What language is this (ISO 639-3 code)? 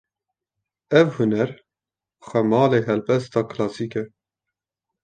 kur